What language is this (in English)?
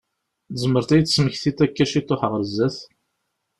Kabyle